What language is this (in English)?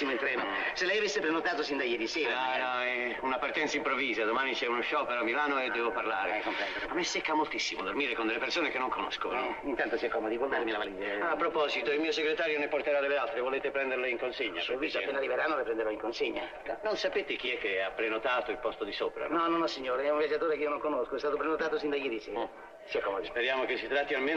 Italian